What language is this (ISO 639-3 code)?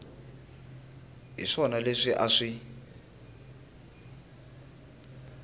tso